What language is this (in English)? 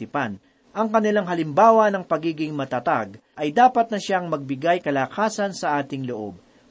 Filipino